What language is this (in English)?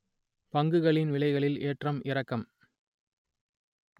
Tamil